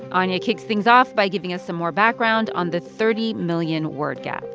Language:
English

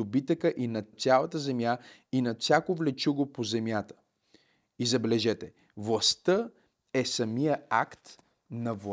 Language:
Bulgarian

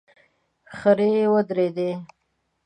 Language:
Pashto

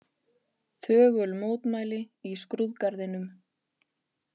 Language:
Icelandic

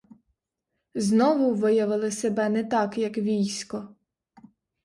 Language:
Ukrainian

